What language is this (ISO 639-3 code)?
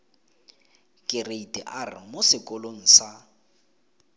tsn